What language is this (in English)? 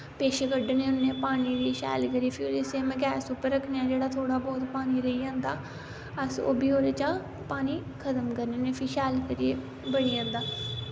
Dogri